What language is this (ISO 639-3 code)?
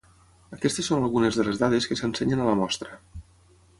cat